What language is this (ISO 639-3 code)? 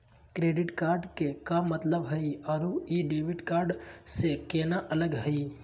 mag